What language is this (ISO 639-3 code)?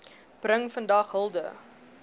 afr